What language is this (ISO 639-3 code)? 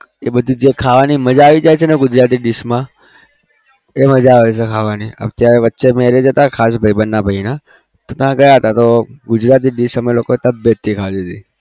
guj